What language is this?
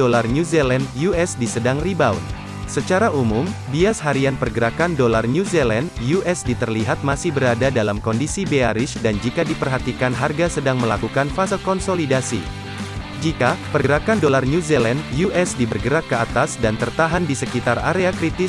Indonesian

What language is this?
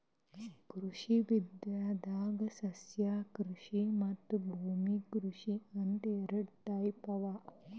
Kannada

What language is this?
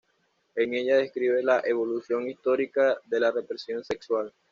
Spanish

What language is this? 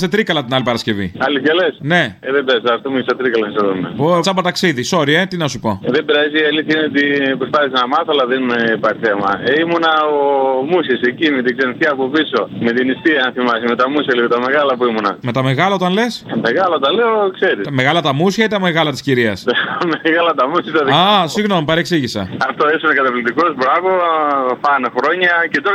Greek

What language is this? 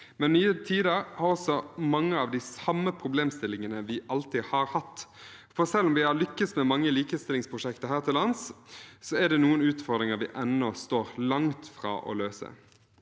Norwegian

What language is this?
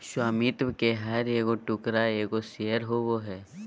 Magahi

